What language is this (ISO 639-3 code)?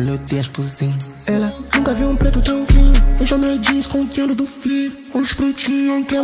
ron